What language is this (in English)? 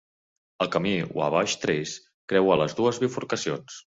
Catalan